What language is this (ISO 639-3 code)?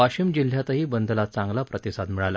mar